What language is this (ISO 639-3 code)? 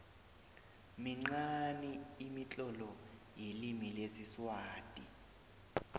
nbl